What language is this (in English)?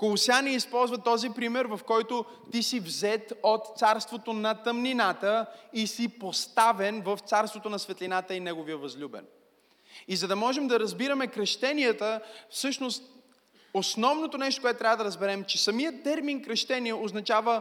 Bulgarian